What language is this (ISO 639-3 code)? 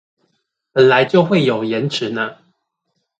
zho